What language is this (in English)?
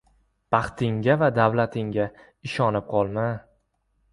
Uzbek